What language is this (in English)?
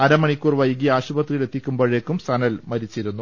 Malayalam